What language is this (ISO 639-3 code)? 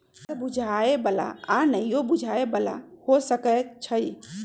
mag